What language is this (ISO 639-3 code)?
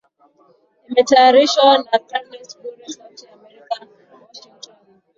swa